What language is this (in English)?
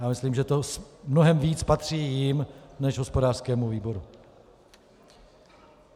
Czech